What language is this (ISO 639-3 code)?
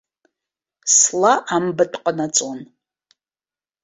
abk